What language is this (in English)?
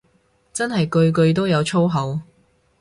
Cantonese